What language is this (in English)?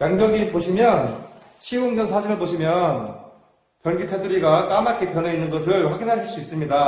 Korean